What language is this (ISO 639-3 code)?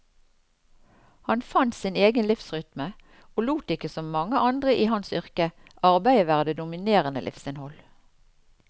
nor